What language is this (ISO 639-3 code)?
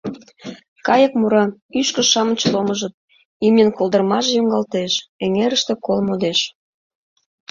chm